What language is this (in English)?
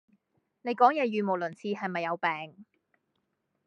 Cantonese